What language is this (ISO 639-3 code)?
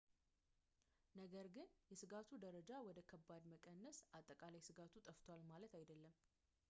amh